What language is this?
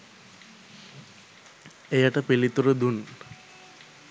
Sinhala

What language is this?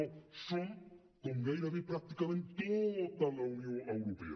Catalan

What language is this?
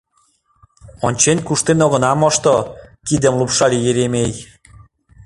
Mari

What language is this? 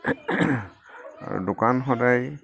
Assamese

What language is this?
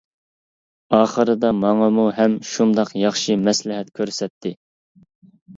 Uyghur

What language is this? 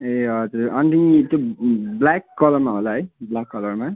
Nepali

